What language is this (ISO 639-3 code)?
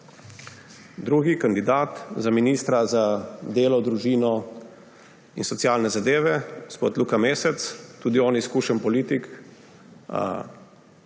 slv